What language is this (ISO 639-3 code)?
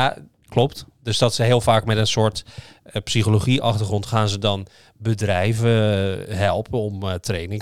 nld